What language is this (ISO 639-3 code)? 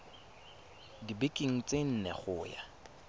tsn